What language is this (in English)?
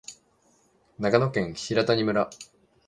Japanese